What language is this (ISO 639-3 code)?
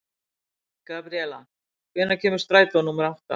isl